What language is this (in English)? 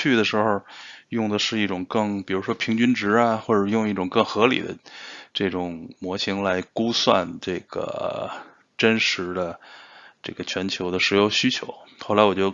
Chinese